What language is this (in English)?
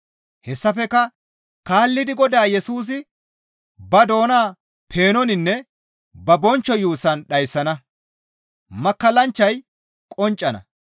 Gamo